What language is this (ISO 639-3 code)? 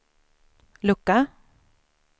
swe